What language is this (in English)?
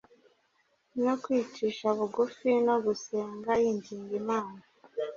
Kinyarwanda